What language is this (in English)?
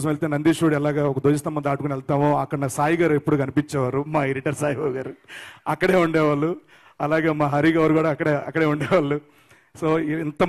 Telugu